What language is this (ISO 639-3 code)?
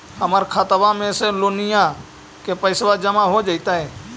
mag